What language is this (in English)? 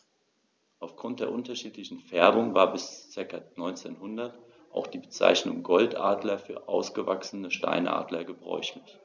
German